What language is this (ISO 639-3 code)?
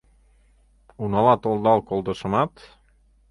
chm